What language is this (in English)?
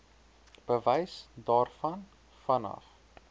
Afrikaans